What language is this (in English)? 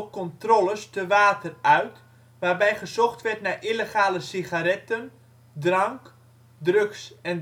Dutch